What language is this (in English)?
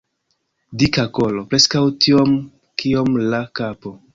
Esperanto